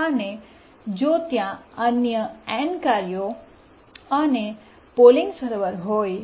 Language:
Gujarati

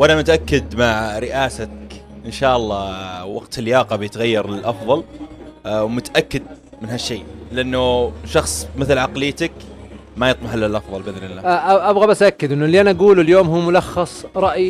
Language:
Arabic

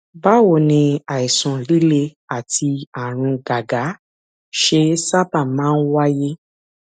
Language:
Yoruba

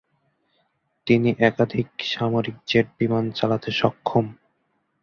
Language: Bangla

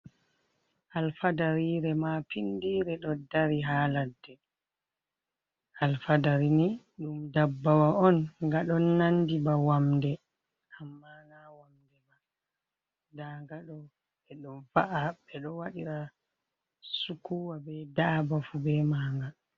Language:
Fula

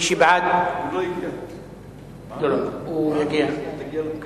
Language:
Hebrew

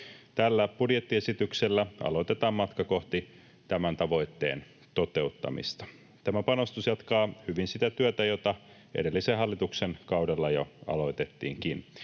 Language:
Finnish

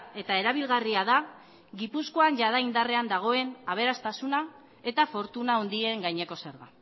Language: Basque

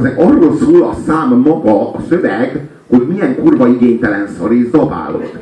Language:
Hungarian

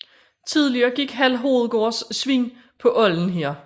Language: Danish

